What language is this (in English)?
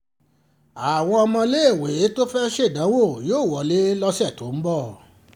Yoruba